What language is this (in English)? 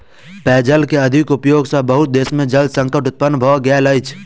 Maithili